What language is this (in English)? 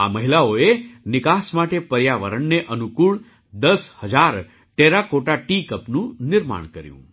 Gujarati